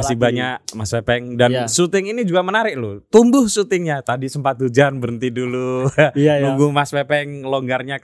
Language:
Indonesian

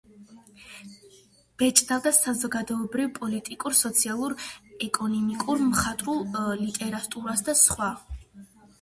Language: Georgian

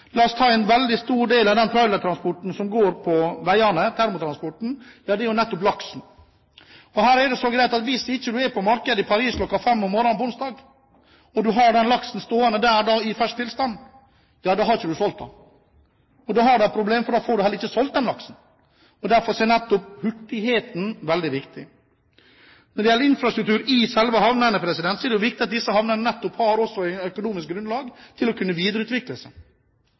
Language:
Norwegian Bokmål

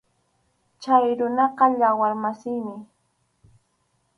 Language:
Arequipa-La Unión Quechua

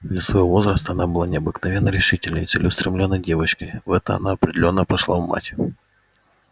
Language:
Russian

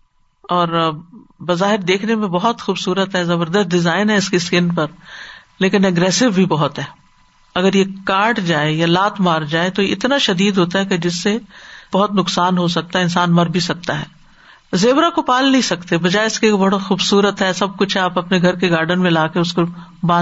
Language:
Urdu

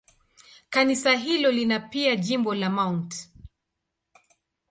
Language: Swahili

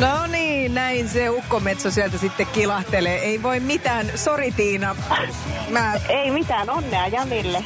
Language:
Finnish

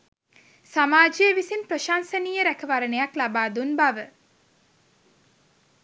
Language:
Sinhala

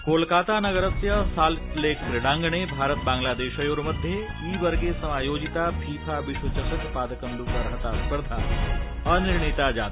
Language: Sanskrit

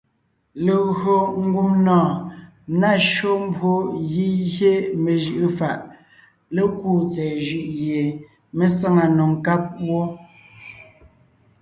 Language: Ngiemboon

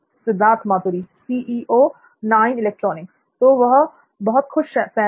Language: Hindi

